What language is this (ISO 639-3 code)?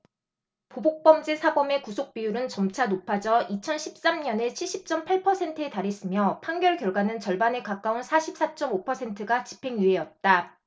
kor